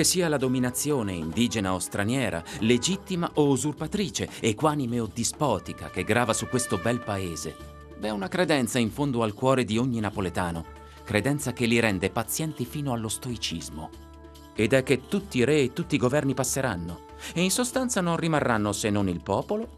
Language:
Italian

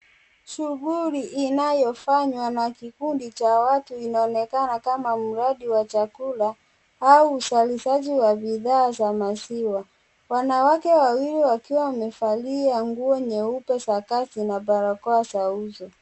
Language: Swahili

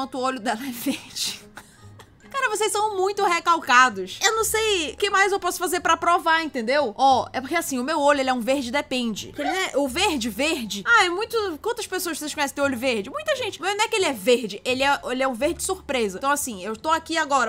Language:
Portuguese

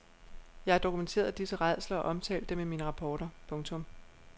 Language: Danish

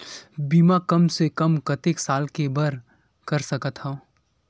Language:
Chhattisgarhi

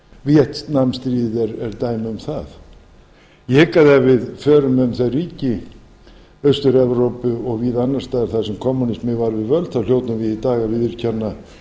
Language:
Icelandic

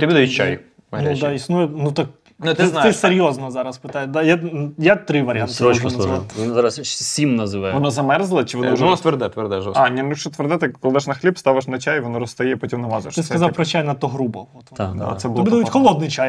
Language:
Ukrainian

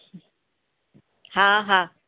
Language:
Sindhi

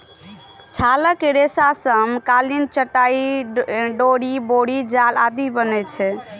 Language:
Maithili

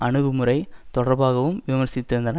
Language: Tamil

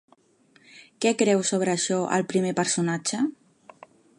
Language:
Catalan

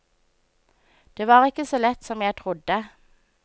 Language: Norwegian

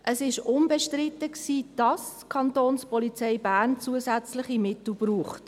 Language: Swiss German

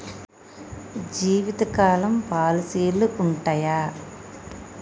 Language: Telugu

